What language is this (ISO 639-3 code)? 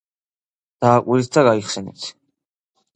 kat